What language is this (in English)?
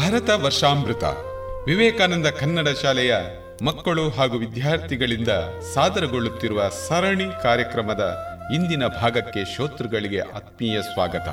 Kannada